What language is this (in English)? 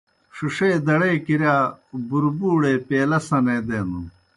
Kohistani Shina